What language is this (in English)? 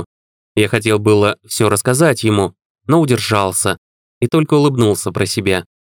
Russian